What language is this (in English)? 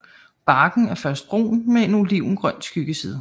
Danish